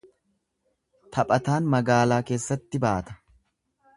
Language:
Oromo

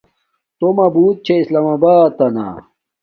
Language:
Domaaki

